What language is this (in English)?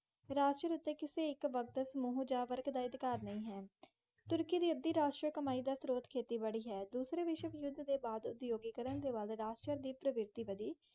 Punjabi